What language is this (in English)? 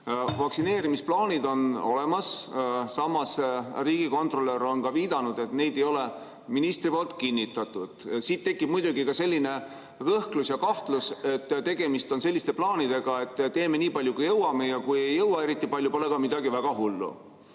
Estonian